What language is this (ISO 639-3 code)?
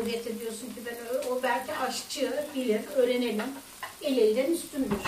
tur